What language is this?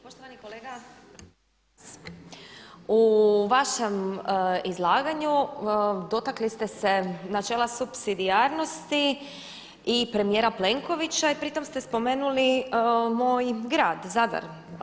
Croatian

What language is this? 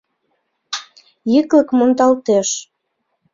Mari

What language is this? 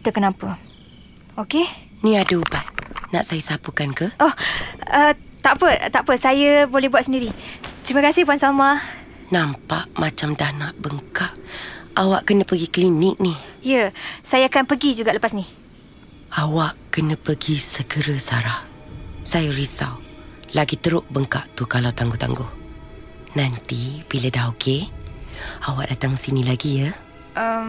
Malay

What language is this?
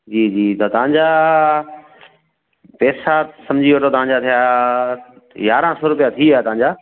Sindhi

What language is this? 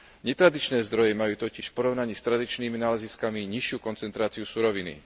Slovak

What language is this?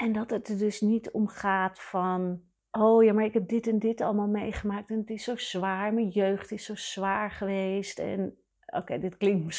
Dutch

